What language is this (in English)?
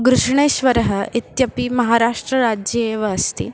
Sanskrit